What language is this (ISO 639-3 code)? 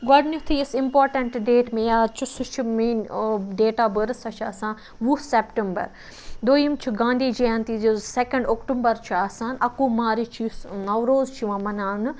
kas